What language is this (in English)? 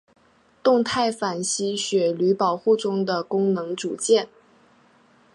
Chinese